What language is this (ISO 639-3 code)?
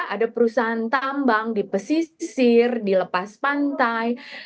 ind